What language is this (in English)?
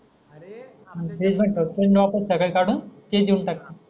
Marathi